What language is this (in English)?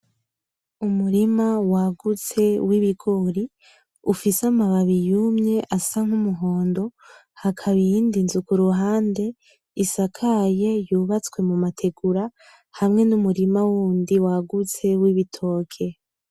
Rundi